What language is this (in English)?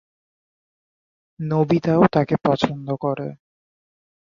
Bangla